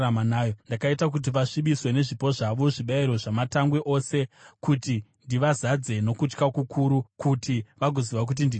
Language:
Shona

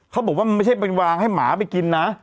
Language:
Thai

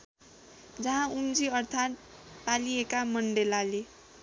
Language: Nepali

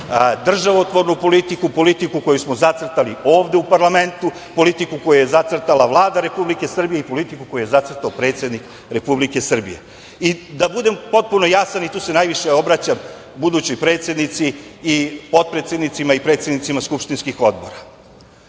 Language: Serbian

